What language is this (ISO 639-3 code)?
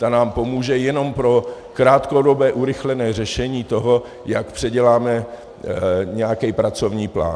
ces